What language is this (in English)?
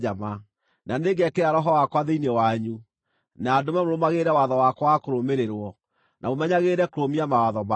Kikuyu